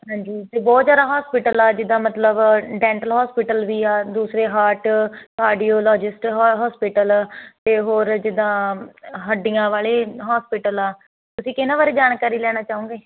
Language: Punjabi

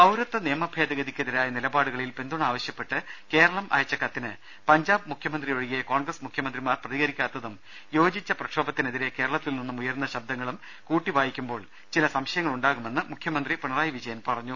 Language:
Malayalam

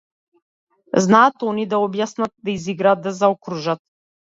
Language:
Macedonian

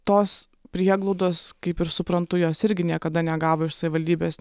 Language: Lithuanian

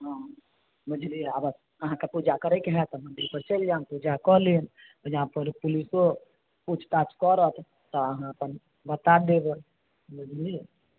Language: Maithili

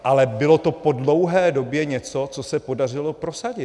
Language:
Czech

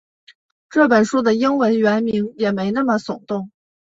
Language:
Chinese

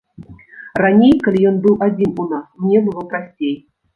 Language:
Belarusian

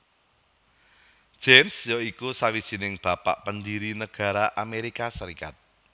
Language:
Javanese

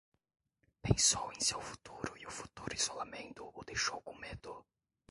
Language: Portuguese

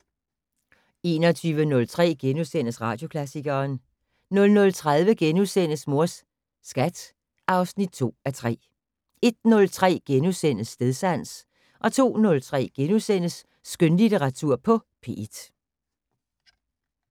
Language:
Danish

